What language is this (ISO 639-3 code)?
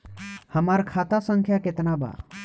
bho